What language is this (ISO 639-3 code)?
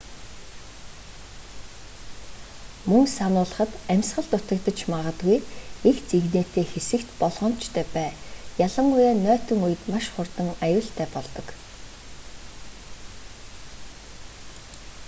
mon